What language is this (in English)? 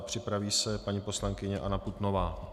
Czech